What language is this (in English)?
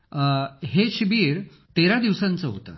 Marathi